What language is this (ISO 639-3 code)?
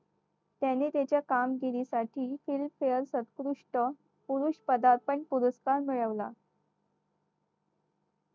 mar